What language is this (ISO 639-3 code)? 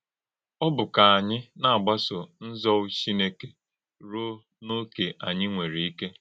ibo